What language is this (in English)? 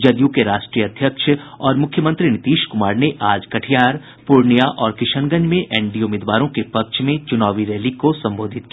Hindi